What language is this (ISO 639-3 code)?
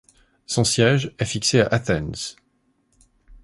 fra